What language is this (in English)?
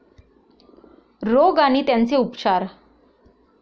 Marathi